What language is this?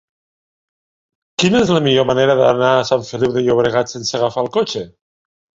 Catalan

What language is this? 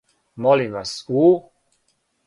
Serbian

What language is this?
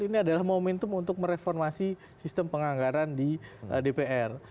Indonesian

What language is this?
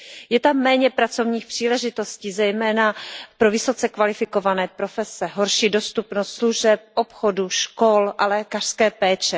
Czech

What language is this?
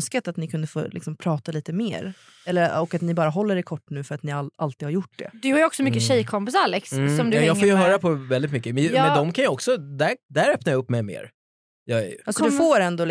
Swedish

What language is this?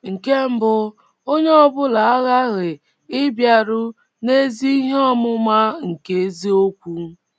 Igbo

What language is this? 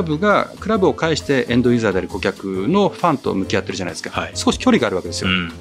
Japanese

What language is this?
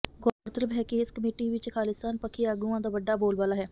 Punjabi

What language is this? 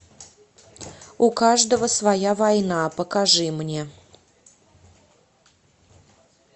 Russian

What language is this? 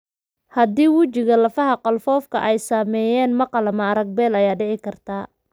Somali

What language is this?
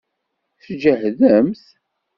Kabyle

